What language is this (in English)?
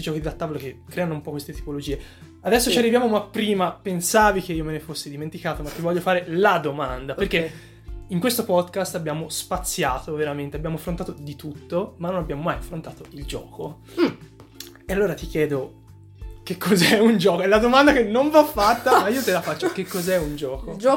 Italian